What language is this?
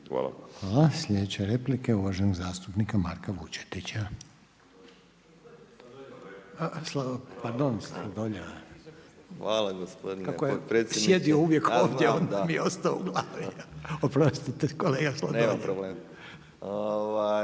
Croatian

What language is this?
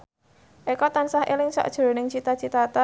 Javanese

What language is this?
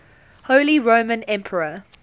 English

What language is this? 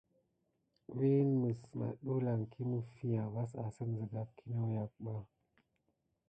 Gidar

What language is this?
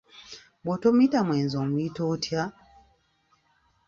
Ganda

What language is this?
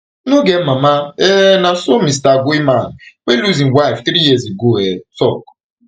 Nigerian Pidgin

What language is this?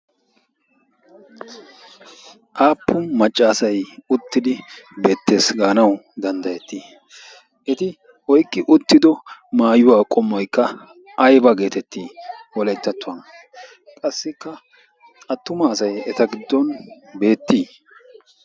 Wolaytta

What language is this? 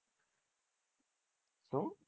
Gujarati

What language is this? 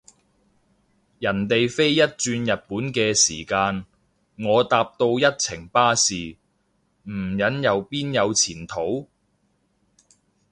Cantonese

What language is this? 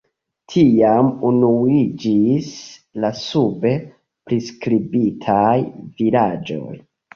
Esperanto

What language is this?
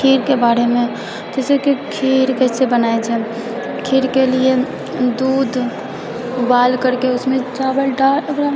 Maithili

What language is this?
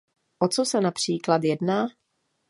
Czech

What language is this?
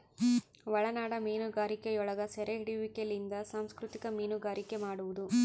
Kannada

